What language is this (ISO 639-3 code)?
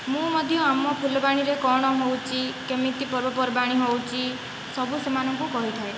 ori